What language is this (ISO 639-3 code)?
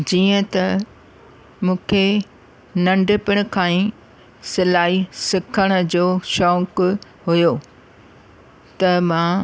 snd